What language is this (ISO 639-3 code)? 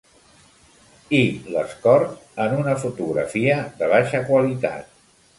cat